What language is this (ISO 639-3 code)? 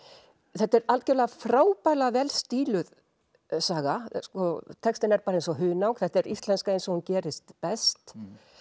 isl